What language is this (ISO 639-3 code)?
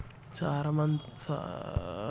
tel